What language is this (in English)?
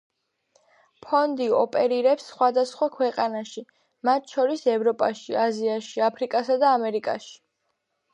Georgian